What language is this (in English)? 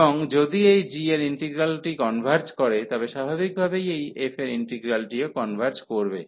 Bangla